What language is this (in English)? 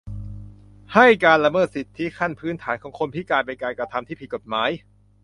Thai